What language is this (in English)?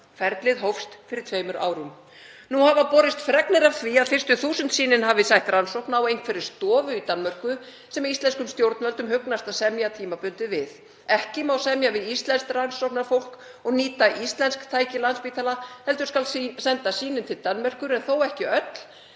Icelandic